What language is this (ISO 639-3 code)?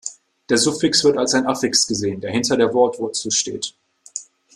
deu